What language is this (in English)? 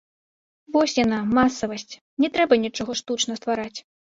Belarusian